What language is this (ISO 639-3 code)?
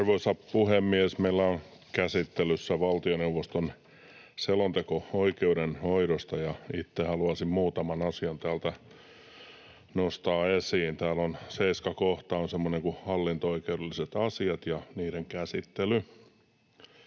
fin